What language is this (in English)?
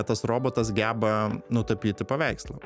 Lithuanian